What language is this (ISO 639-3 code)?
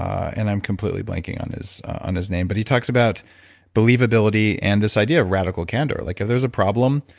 eng